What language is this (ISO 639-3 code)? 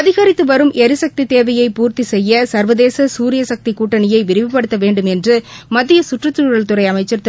tam